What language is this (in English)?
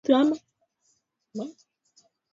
Swahili